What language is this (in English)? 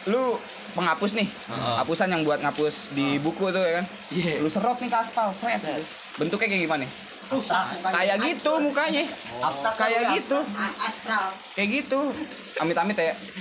Indonesian